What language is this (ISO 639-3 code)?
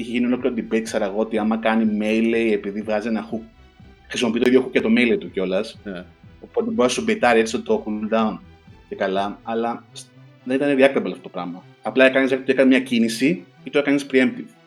ell